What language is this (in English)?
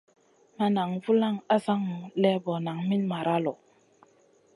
Masana